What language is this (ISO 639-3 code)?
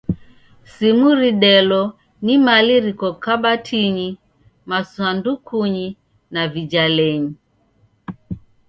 dav